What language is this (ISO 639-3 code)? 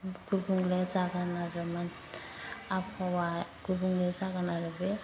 brx